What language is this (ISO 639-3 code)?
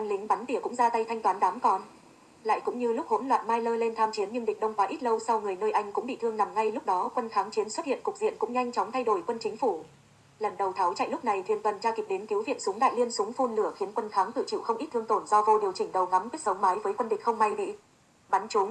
vie